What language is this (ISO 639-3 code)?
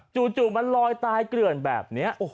tha